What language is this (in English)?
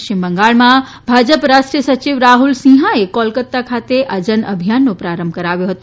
Gujarati